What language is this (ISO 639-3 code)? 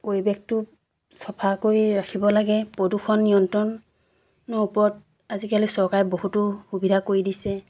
asm